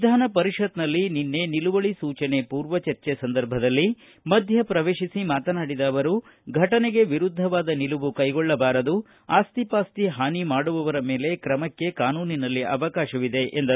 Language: Kannada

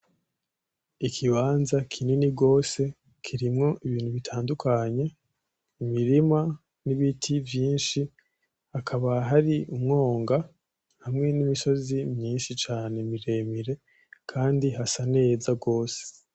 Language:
Rundi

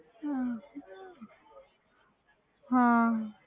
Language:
Punjabi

